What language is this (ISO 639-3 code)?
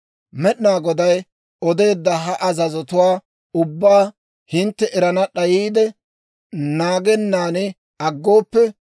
dwr